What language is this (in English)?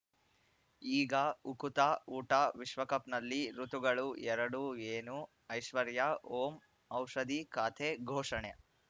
Kannada